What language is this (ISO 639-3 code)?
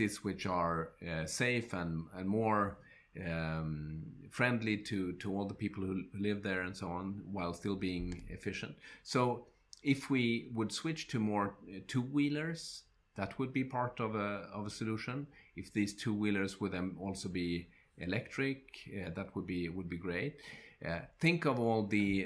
eng